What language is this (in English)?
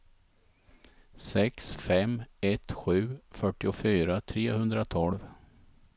Swedish